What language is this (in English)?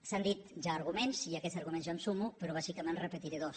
Catalan